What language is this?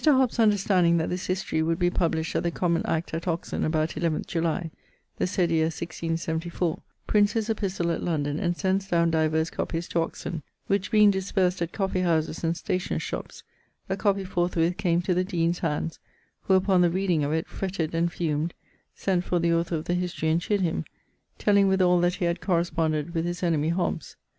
English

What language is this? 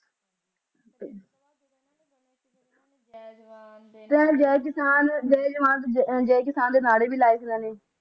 Punjabi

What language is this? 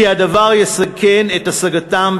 Hebrew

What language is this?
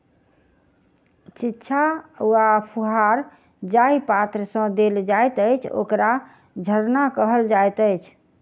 Maithili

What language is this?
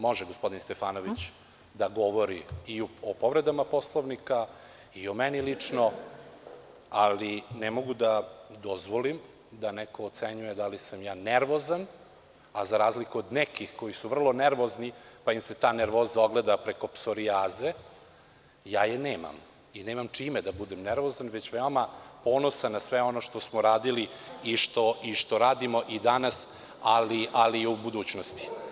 Serbian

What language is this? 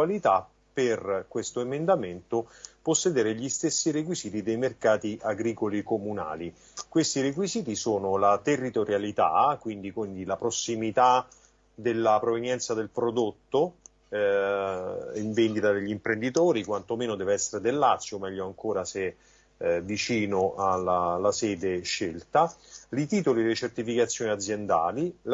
Italian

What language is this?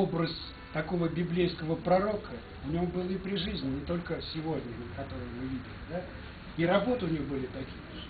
Russian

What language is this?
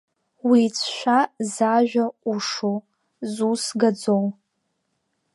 Abkhazian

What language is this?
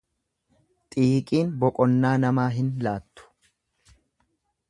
Oromo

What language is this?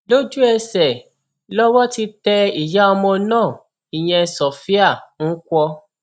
Yoruba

